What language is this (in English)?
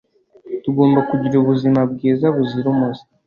Kinyarwanda